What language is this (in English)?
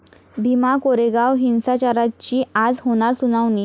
Marathi